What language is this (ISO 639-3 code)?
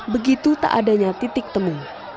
ind